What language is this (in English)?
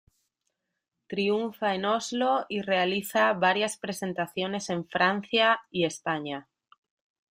Spanish